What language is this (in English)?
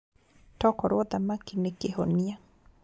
Kikuyu